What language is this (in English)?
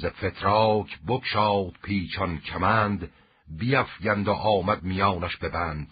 Persian